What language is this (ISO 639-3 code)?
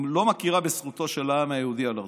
heb